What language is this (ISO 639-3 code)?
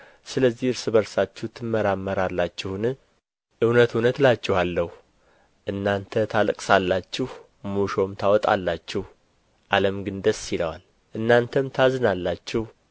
amh